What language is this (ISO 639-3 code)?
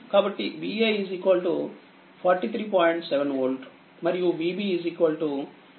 tel